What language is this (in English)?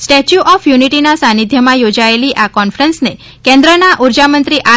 Gujarati